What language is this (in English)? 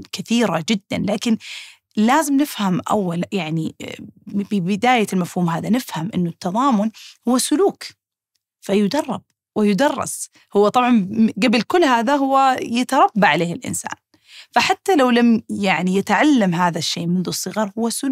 Arabic